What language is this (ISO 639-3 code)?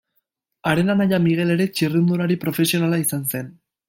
eus